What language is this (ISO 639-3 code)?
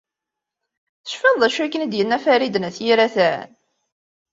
kab